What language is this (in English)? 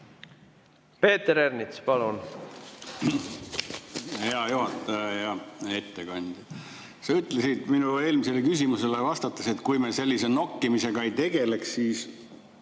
Estonian